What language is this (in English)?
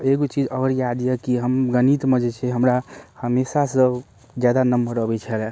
Maithili